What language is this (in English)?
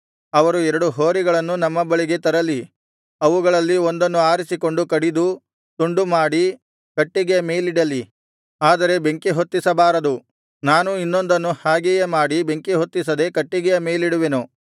Kannada